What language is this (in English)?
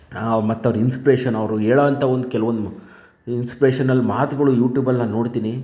Kannada